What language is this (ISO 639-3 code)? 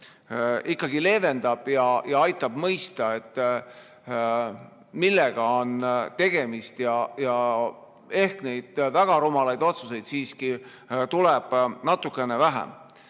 est